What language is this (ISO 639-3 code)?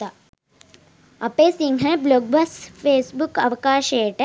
sin